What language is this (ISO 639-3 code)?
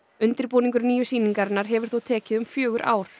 isl